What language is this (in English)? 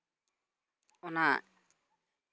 Santali